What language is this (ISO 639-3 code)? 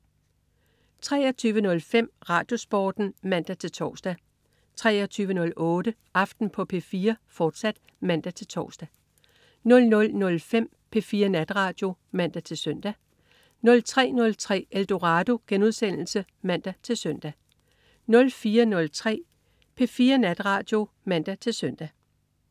dan